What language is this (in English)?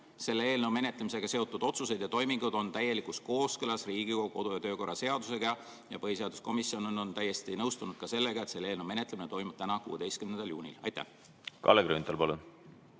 Estonian